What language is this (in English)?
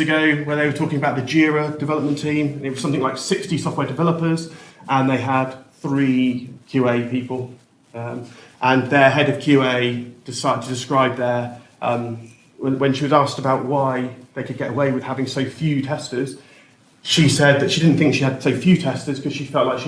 English